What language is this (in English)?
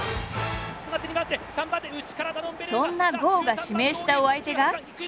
Japanese